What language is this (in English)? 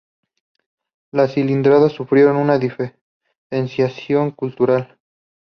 Spanish